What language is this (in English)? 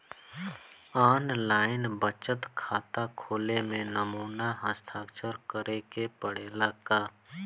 Bhojpuri